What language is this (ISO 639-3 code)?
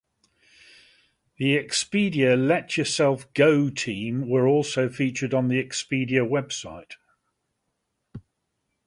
eng